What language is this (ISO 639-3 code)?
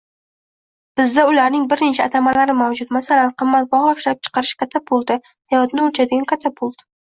uzb